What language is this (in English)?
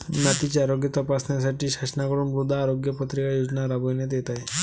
Marathi